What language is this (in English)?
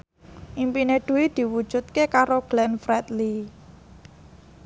Javanese